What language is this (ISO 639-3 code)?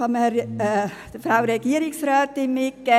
gsw